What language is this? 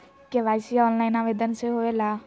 Magahi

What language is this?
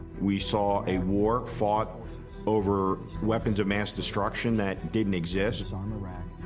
English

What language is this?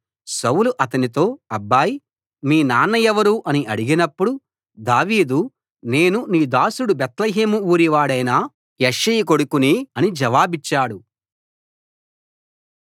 Telugu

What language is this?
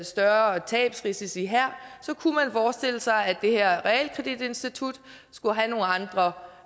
Danish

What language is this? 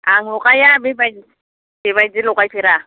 Bodo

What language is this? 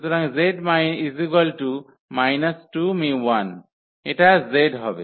Bangla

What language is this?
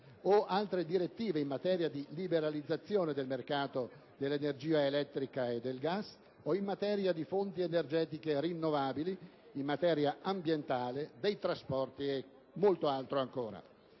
Italian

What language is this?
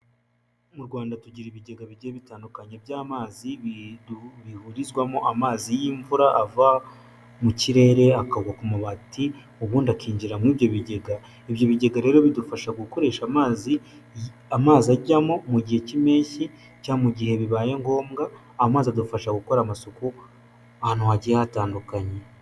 Kinyarwanda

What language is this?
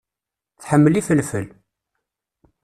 Kabyle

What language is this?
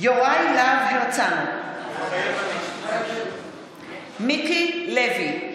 Hebrew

